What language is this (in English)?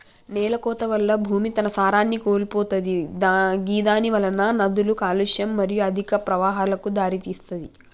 Telugu